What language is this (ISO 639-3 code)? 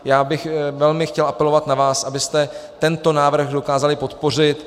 ces